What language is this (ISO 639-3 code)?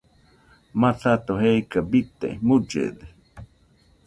hux